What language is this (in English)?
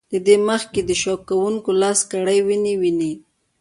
Pashto